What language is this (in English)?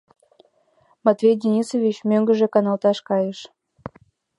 Mari